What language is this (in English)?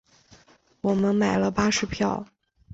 Chinese